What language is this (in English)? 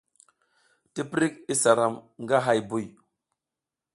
South Giziga